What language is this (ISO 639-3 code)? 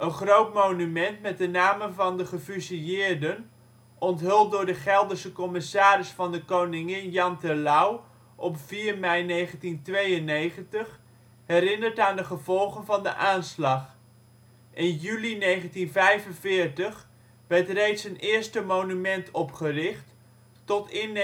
nld